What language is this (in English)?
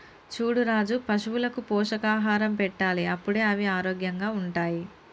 Telugu